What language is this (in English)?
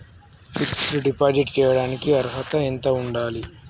Telugu